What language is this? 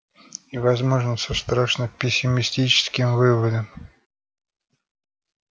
Russian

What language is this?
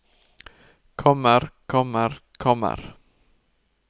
Norwegian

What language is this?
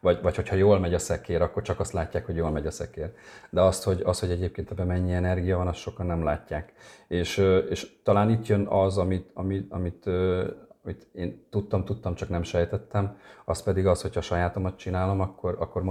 Hungarian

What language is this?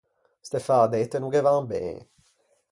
Ligurian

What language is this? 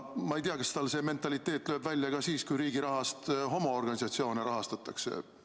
Estonian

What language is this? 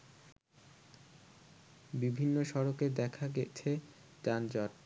Bangla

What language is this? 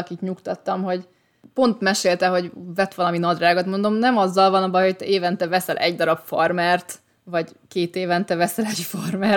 Hungarian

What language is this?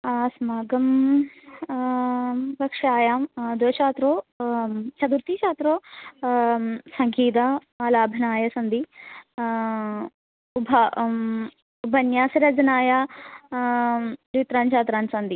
Sanskrit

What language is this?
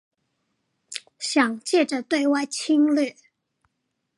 Chinese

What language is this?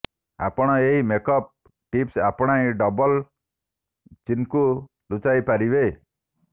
Odia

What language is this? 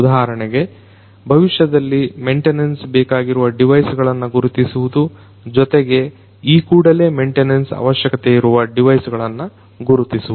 Kannada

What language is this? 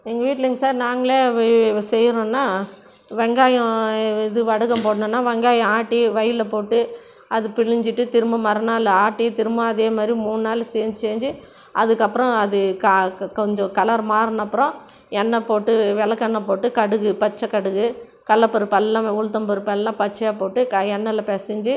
Tamil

